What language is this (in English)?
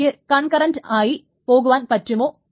Malayalam